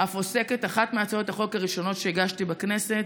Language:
Hebrew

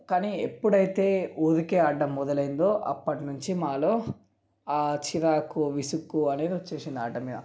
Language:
Telugu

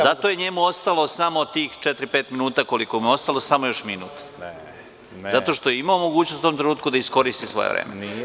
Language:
Serbian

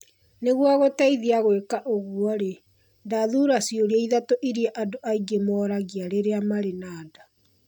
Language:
Kikuyu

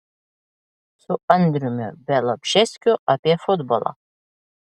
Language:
Lithuanian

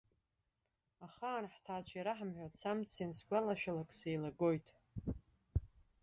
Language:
Abkhazian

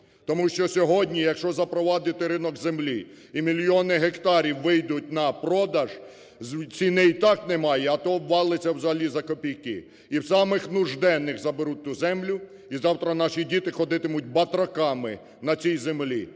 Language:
Ukrainian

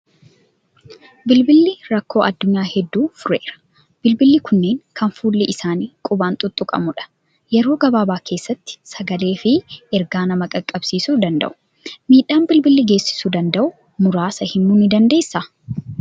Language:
Oromo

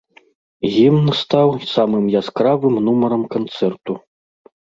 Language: Belarusian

